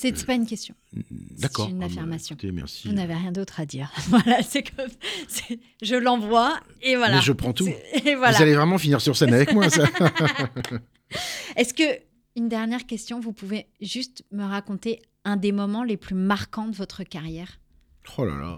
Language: French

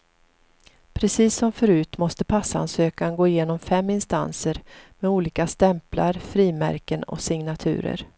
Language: Swedish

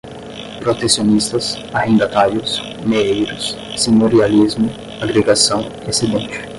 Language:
Portuguese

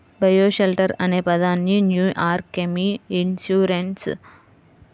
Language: Telugu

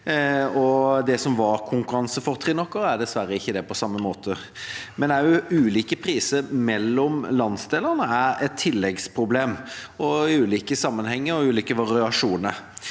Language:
Norwegian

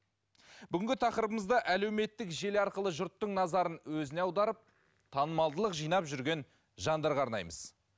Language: Kazakh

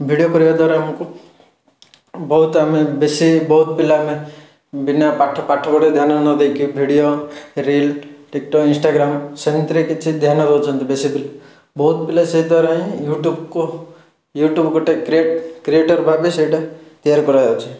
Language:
Odia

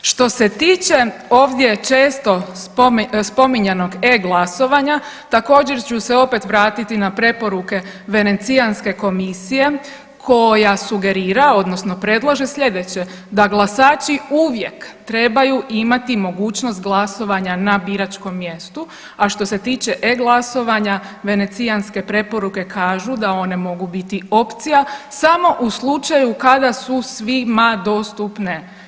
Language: Croatian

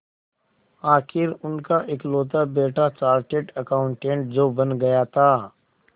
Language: Hindi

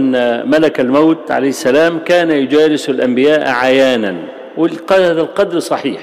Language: Arabic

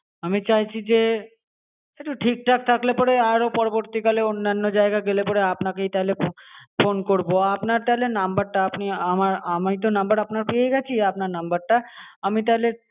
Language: Bangla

